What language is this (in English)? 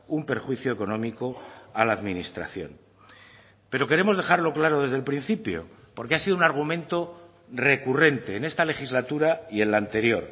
Spanish